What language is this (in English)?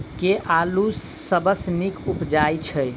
Maithili